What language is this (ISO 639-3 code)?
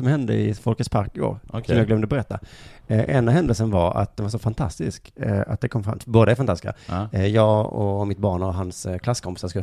swe